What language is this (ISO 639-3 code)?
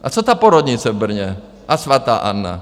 ces